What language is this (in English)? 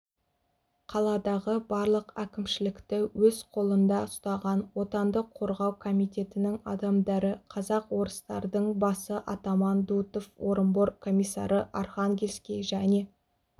Kazakh